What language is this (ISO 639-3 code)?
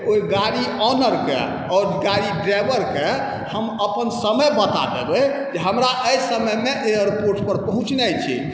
mai